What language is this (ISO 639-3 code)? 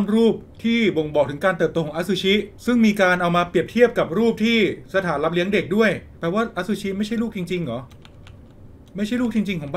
tha